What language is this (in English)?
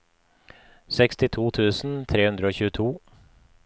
Norwegian